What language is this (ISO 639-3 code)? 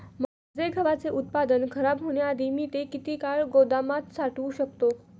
mar